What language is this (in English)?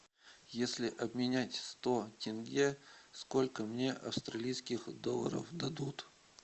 Russian